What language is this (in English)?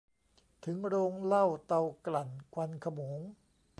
Thai